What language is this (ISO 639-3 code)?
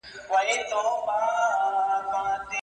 pus